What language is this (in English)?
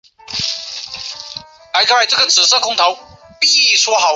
Chinese